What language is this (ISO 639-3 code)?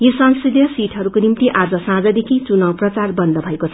nep